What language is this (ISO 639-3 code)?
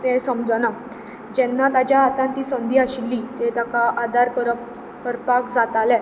kok